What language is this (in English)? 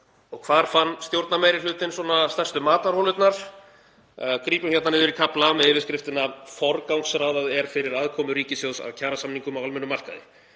Icelandic